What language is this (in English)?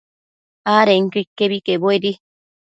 Matsés